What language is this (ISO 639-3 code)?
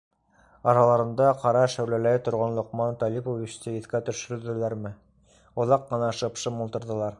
bak